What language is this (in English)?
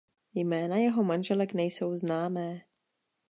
Czech